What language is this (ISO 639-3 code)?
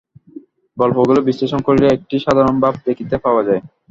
ben